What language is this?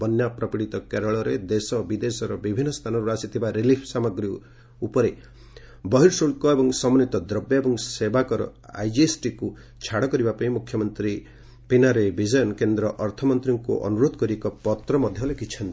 Odia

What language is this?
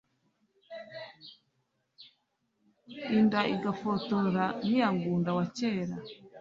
Kinyarwanda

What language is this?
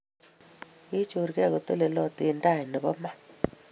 Kalenjin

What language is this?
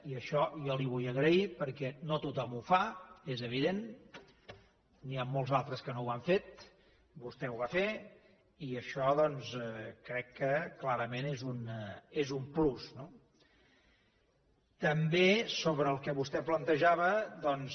Catalan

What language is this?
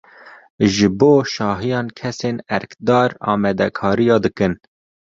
Kurdish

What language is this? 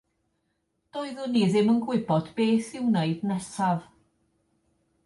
Welsh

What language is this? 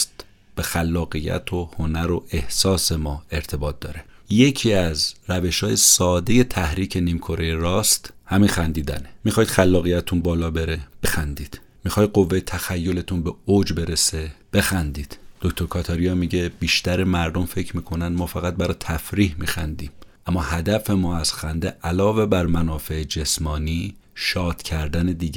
Persian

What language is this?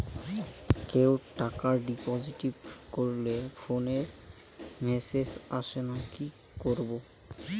Bangla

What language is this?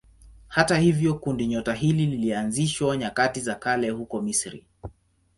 Swahili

